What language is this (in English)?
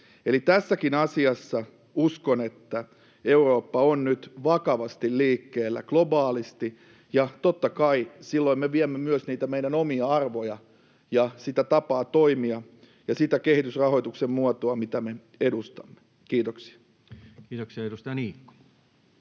Finnish